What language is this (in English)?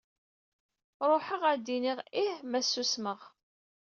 Kabyle